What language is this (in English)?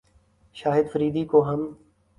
Urdu